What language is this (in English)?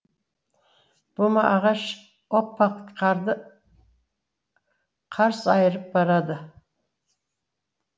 Kazakh